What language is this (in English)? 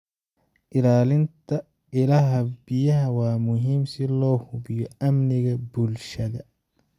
Somali